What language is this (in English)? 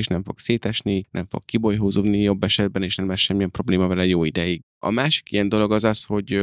Hungarian